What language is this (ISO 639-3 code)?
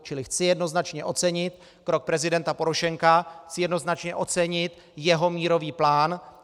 ces